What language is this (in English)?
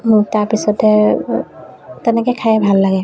Assamese